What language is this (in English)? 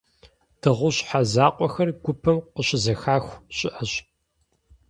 Kabardian